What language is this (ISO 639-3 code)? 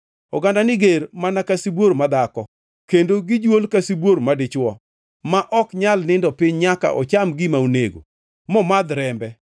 luo